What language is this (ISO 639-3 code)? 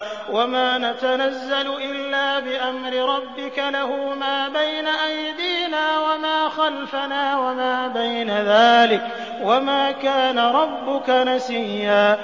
ara